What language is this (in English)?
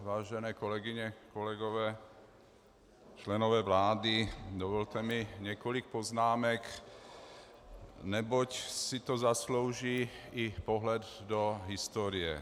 Czech